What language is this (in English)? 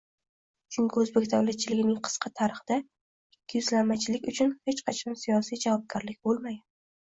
Uzbek